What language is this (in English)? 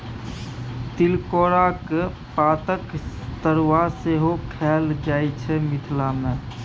Maithili